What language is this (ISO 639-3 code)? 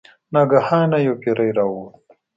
pus